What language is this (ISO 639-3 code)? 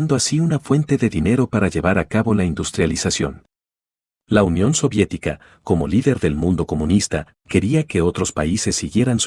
spa